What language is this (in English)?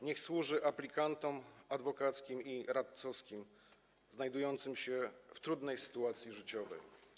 Polish